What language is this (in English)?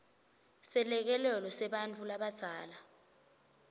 Swati